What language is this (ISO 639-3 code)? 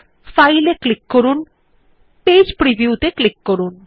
ben